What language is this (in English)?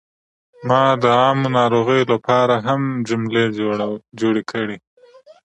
Pashto